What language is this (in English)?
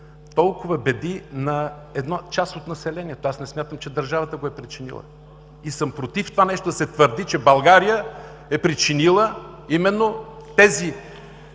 Bulgarian